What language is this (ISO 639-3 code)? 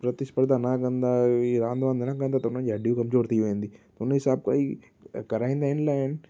snd